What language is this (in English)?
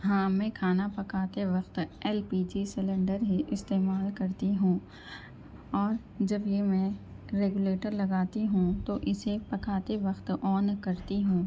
Urdu